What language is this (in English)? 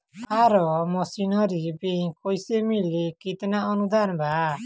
Bhojpuri